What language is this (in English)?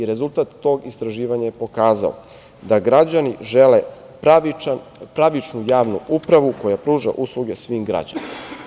Serbian